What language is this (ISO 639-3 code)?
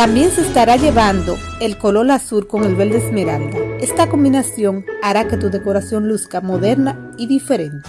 spa